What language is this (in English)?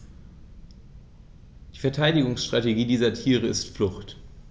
German